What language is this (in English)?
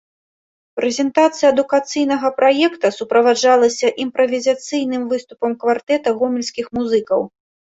Belarusian